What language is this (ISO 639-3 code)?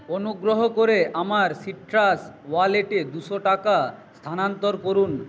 ben